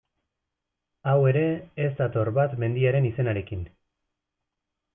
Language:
Basque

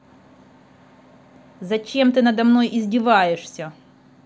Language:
Russian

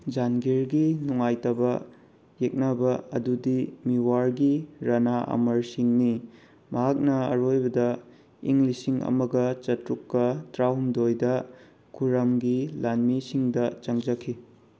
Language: Manipuri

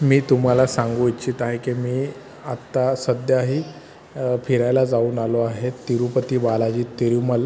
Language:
Marathi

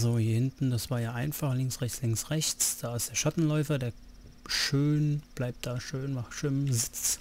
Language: German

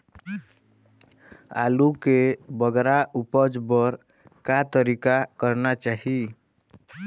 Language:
Chhattisgarhi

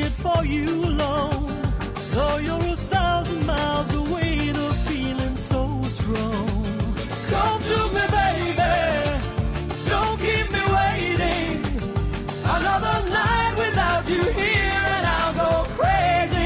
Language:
Persian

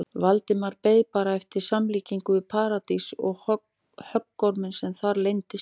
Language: Icelandic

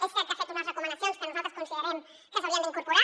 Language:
Catalan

